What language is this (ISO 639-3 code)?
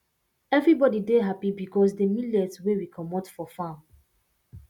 pcm